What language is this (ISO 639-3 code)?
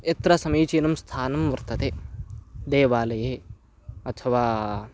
san